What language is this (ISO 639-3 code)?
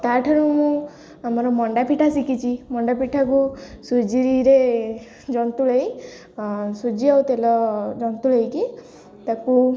ori